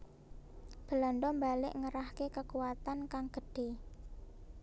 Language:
Javanese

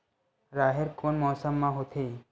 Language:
Chhattisgarhi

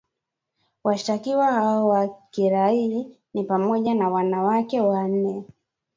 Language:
Swahili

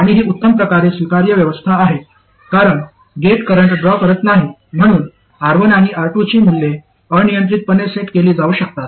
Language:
Marathi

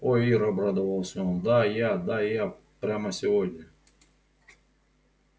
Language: Russian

